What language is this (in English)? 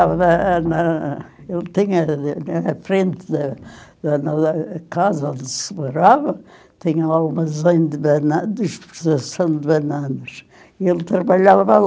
Portuguese